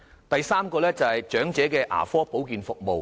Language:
Cantonese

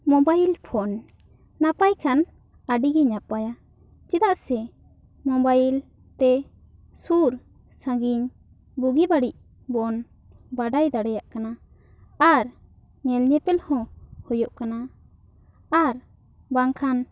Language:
Santali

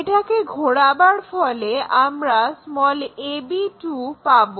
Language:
Bangla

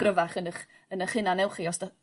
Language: Welsh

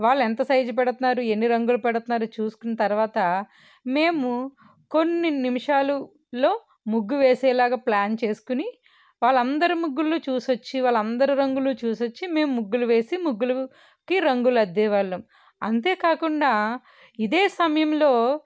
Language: Telugu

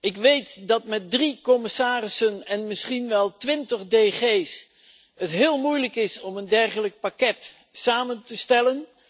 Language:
Dutch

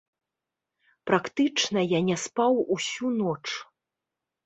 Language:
Belarusian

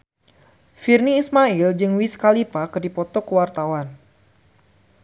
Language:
Sundanese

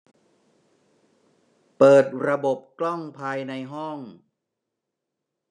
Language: Thai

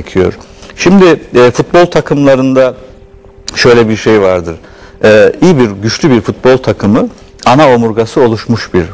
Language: Turkish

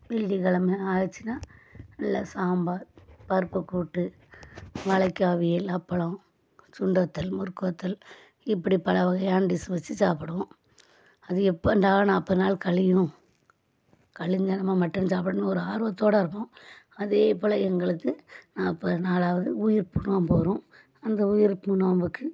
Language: Tamil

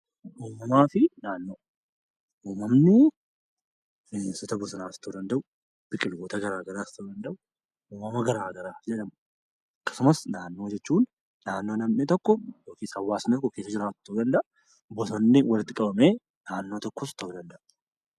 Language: Oromo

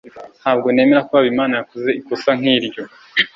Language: Kinyarwanda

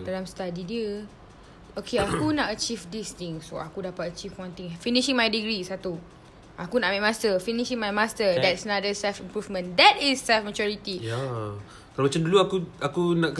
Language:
Malay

